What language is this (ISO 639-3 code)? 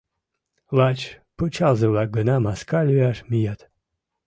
chm